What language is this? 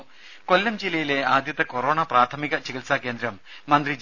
Malayalam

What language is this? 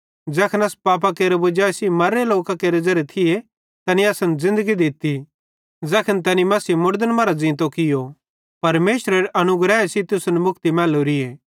Bhadrawahi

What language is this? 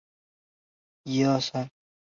Chinese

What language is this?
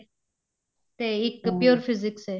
Punjabi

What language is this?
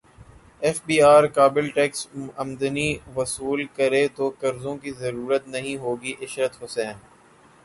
Urdu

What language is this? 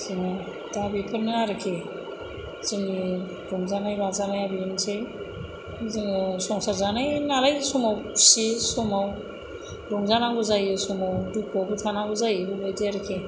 Bodo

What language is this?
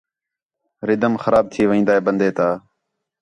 Khetrani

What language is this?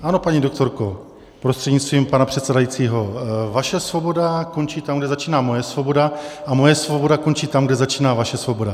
Czech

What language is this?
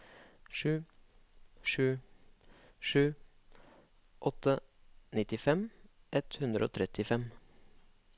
Norwegian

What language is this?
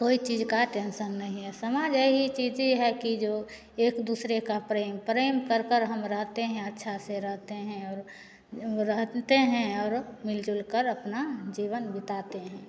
Hindi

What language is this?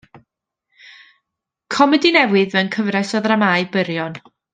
Welsh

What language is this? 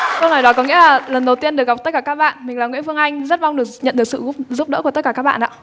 Vietnamese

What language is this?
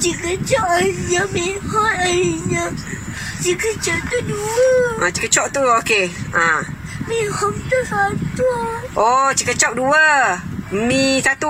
Malay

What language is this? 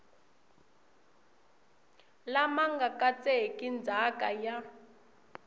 Tsonga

